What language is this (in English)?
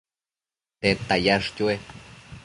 Matsés